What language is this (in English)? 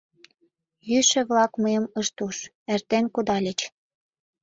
Mari